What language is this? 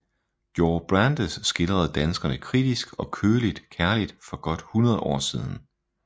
Danish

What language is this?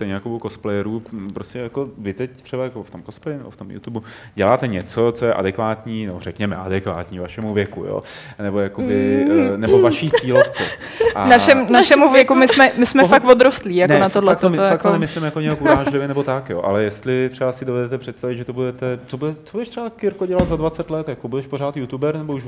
Czech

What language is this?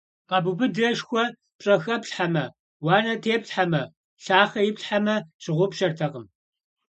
Kabardian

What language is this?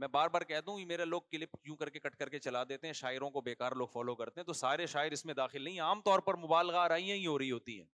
Urdu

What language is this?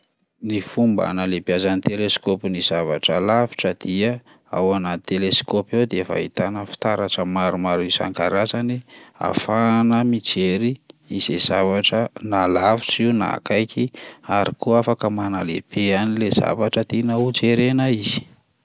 Malagasy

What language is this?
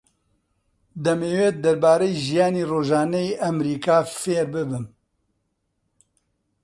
Central Kurdish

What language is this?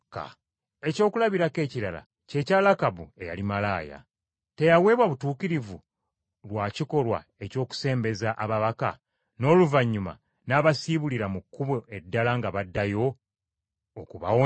Ganda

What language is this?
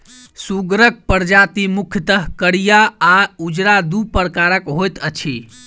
Maithili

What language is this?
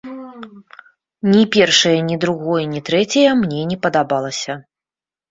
Belarusian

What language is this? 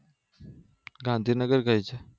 Gujarati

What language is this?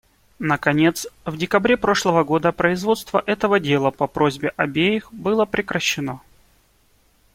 Russian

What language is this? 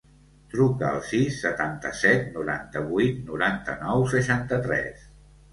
Catalan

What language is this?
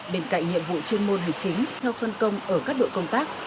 Vietnamese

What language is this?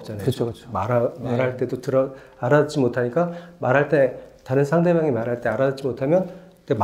Korean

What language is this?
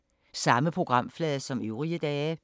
Danish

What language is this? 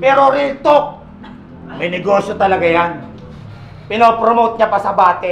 Filipino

